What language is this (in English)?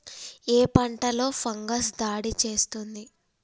Telugu